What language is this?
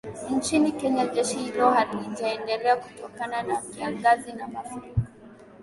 Swahili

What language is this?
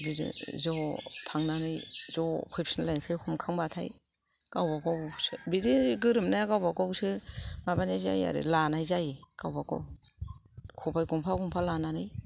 Bodo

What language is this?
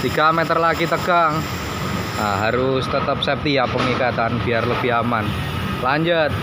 Indonesian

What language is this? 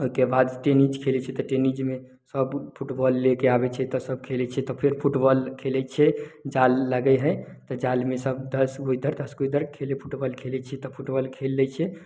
Maithili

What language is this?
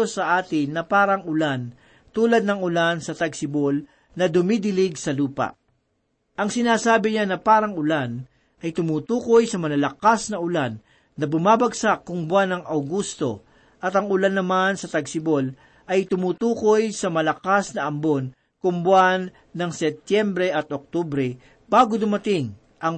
Filipino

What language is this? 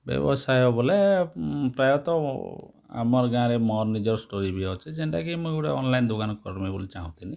Odia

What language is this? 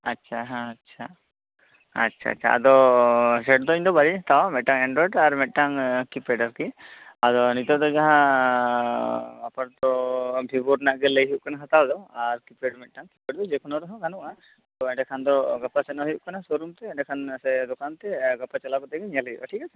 Santali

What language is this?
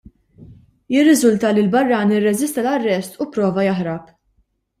Maltese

